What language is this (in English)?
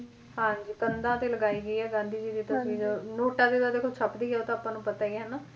Punjabi